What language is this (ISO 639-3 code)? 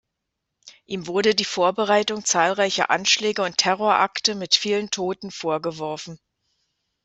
deu